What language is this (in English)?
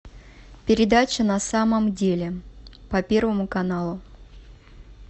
Russian